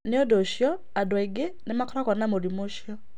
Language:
Kikuyu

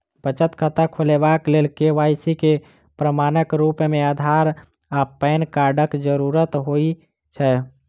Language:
Maithili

